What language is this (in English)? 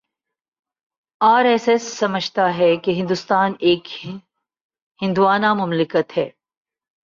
Urdu